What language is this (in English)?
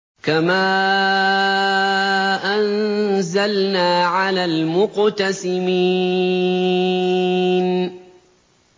Arabic